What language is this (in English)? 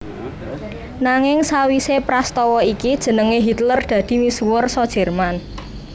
Javanese